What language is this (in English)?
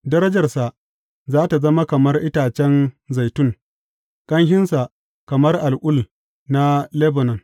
Hausa